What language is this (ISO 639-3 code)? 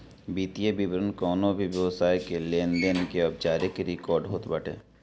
bho